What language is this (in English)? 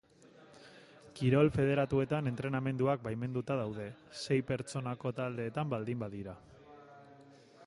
Basque